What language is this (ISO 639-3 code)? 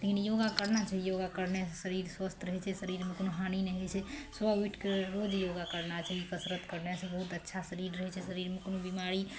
mai